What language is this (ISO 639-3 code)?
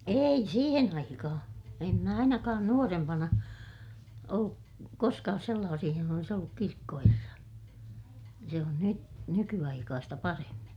fin